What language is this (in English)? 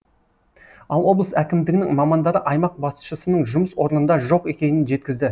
Kazakh